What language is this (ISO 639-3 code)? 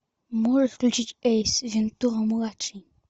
rus